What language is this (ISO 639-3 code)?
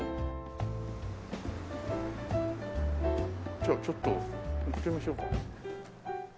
jpn